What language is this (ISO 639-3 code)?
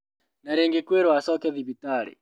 kik